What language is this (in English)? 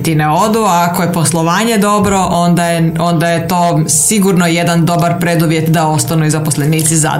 Croatian